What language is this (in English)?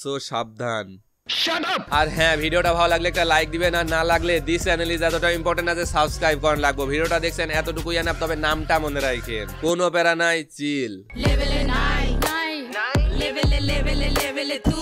Hindi